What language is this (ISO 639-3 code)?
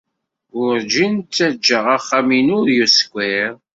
kab